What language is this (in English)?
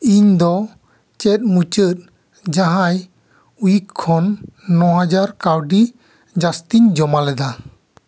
Santali